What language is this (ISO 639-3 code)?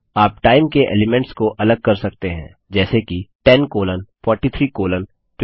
hin